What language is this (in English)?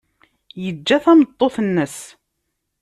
Kabyle